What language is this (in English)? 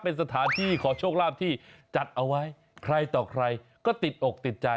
Thai